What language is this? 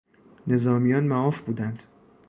Persian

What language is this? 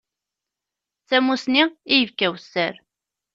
Kabyle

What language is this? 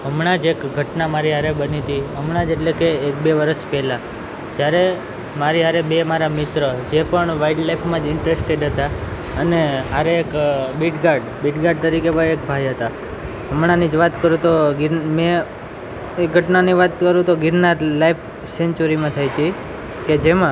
Gujarati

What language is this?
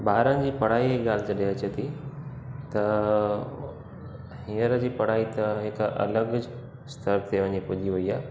Sindhi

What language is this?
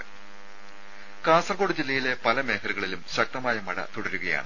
Malayalam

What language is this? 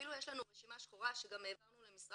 Hebrew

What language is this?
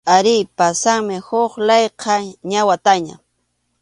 Arequipa-La Unión Quechua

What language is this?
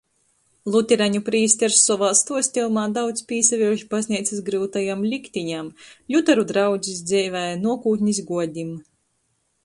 Latgalian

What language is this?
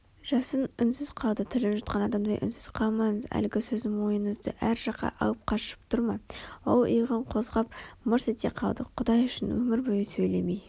Kazakh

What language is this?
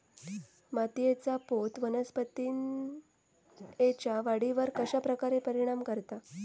Marathi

